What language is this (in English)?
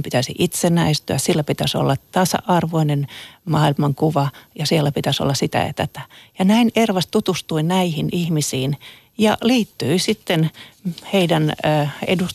Finnish